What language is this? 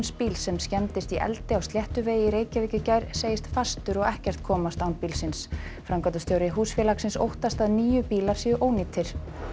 Icelandic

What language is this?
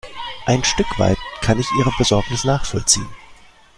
German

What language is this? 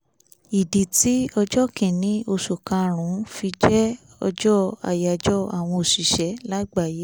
Yoruba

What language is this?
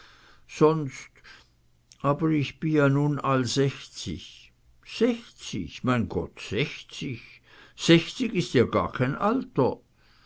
German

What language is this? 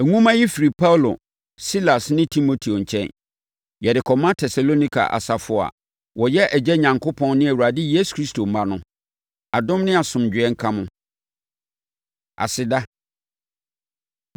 Akan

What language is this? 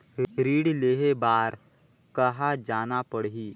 Chhattisgarhi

